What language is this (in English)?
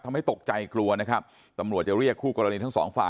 Thai